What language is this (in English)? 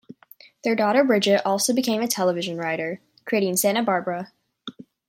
English